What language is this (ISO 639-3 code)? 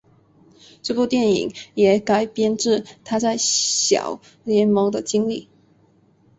zho